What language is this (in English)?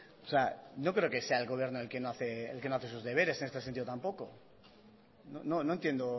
Spanish